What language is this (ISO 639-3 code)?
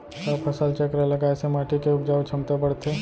hne